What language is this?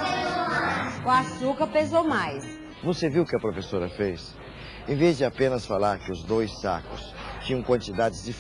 Portuguese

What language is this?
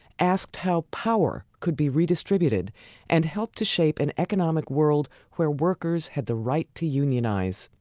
English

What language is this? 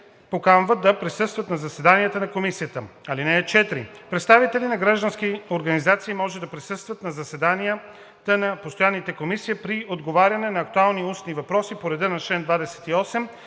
Bulgarian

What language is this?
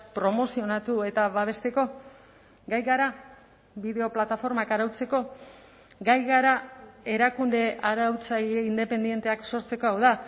Basque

